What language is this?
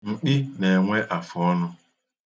Igbo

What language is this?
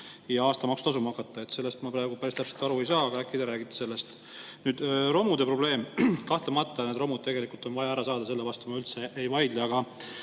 Estonian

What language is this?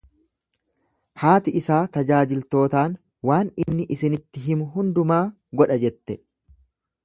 Oromo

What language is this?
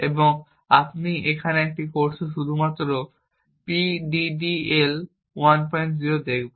Bangla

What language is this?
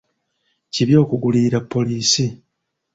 Ganda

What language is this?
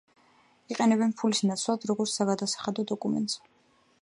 Georgian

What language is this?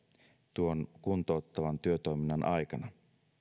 Finnish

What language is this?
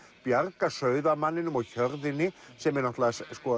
Icelandic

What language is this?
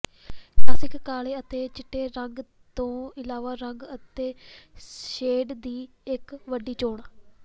Punjabi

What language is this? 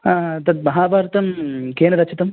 Sanskrit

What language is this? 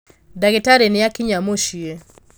Kikuyu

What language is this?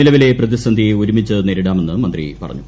Malayalam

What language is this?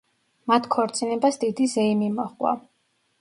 Georgian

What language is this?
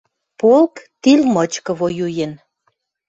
Western Mari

